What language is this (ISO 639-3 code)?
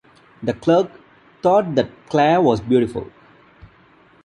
eng